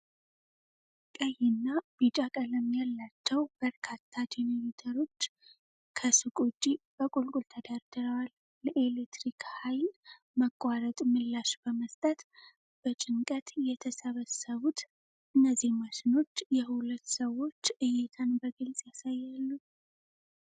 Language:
Amharic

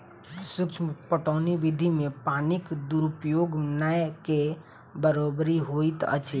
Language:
Maithili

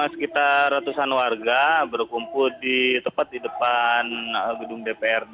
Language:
Indonesian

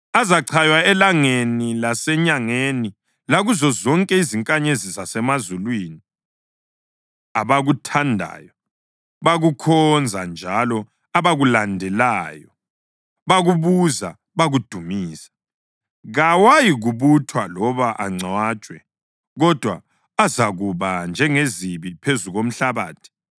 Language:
North Ndebele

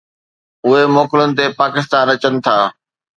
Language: Sindhi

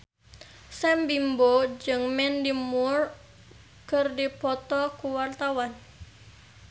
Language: Sundanese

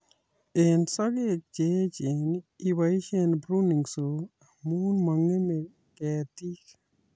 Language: Kalenjin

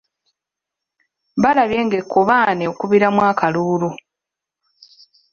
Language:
Ganda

